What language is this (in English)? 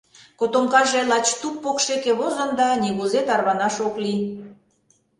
Mari